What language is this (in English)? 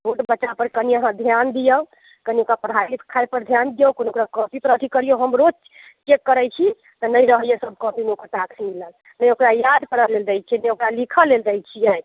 Maithili